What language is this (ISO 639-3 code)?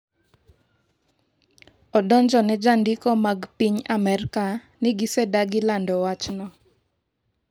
luo